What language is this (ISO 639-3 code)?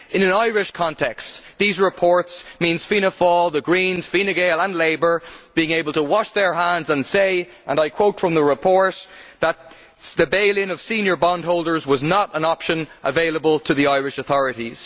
eng